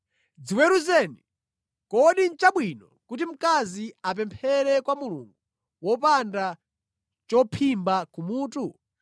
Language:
Nyanja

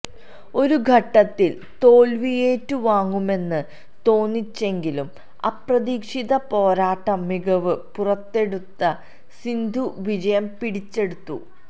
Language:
Malayalam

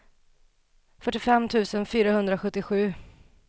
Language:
Swedish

